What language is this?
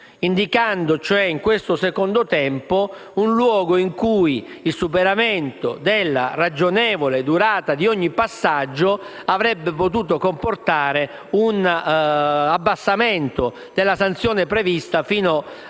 Italian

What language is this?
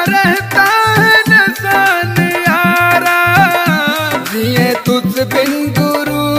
Hindi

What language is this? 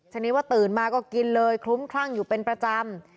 Thai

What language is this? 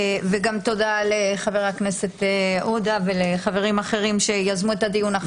Hebrew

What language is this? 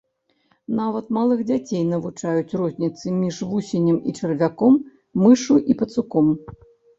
Belarusian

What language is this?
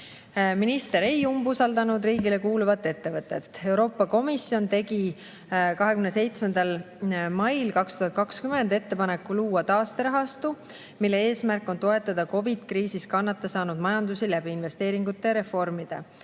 Estonian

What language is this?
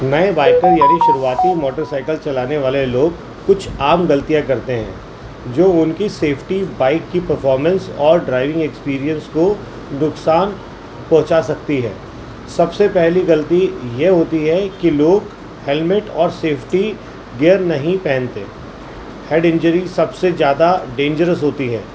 Urdu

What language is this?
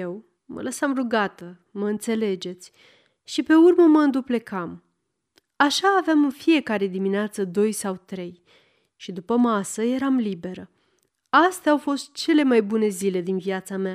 Romanian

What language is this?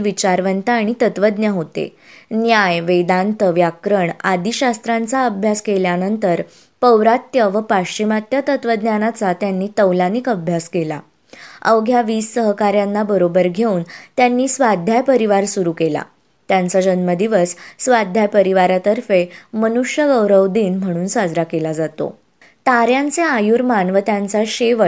Marathi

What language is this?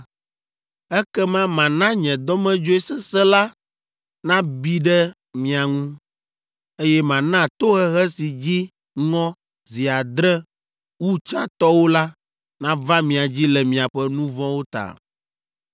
Ewe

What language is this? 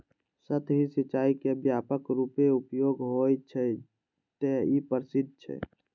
Maithili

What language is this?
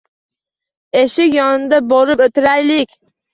Uzbek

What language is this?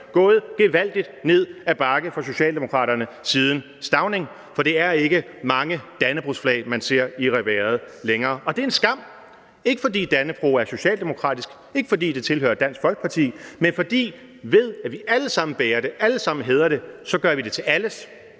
Danish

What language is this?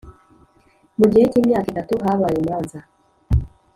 Kinyarwanda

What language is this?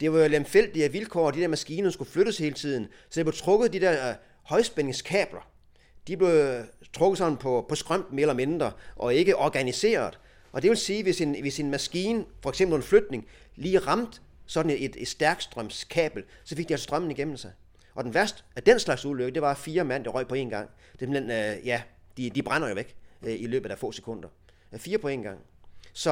Danish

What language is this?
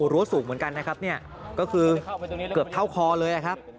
Thai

